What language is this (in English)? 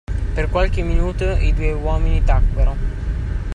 Italian